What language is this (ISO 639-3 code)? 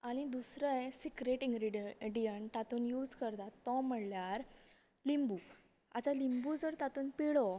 kok